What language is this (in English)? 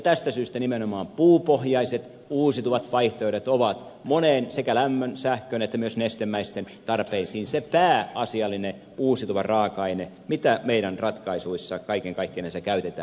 Finnish